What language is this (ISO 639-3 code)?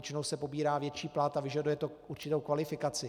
ces